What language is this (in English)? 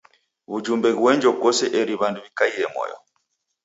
Taita